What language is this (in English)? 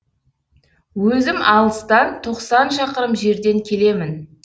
Kazakh